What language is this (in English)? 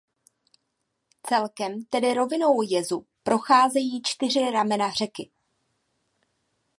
Czech